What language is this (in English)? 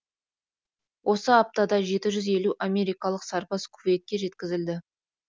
Kazakh